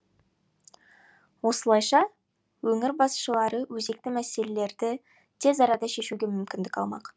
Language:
Kazakh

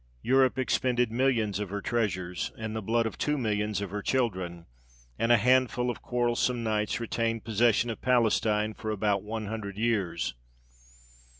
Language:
English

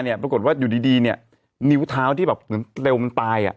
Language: Thai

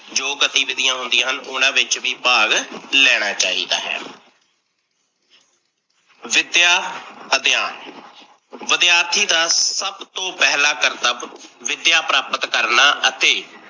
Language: Punjabi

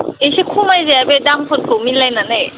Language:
Bodo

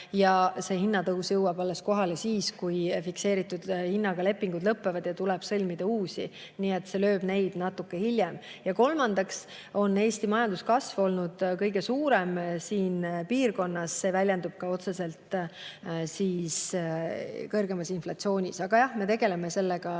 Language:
Estonian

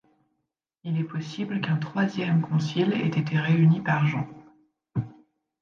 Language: French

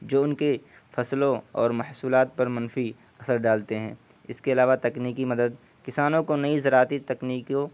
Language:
Urdu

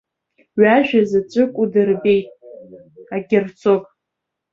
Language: Abkhazian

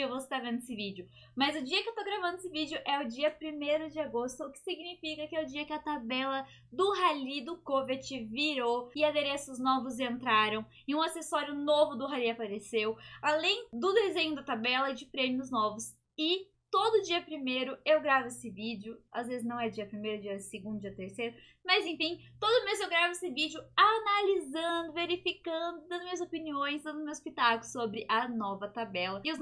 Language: Portuguese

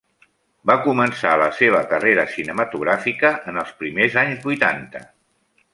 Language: Catalan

